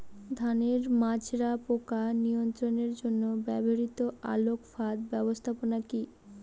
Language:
Bangla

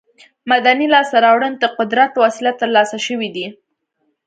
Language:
Pashto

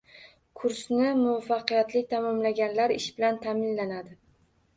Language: Uzbek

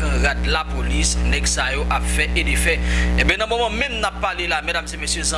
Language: French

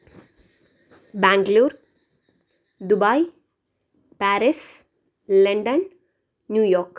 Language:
Malayalam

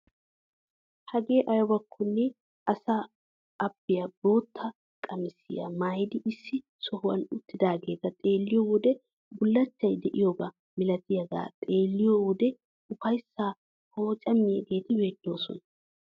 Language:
Wolaytta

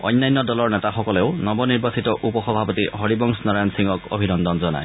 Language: Assamese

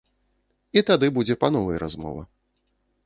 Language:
Belarusian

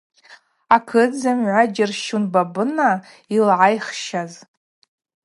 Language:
Abaza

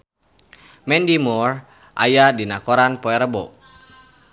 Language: Sundanese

